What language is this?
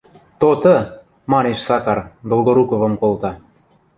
Western Mari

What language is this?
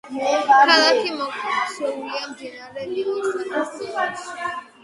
Georgian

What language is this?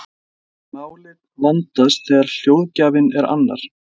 Icelandic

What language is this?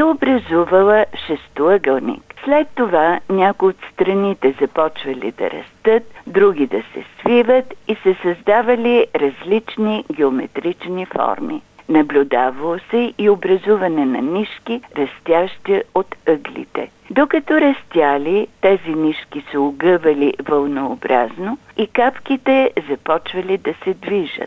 Bulgarian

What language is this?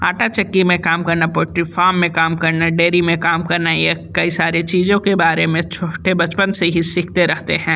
Hindi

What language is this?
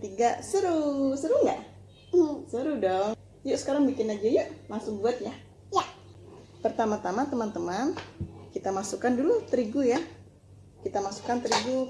Indonesian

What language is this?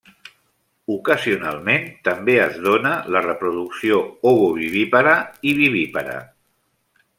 Catalan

